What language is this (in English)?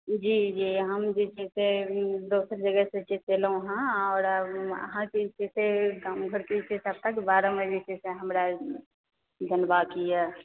Maithili